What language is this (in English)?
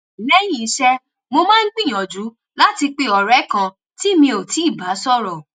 Yoruba